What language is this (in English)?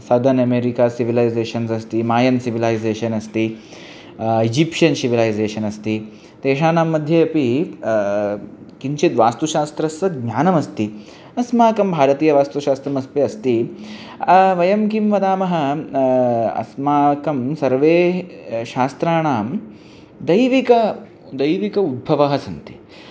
Sanskrit